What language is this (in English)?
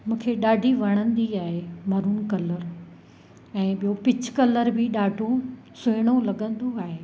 Sindhi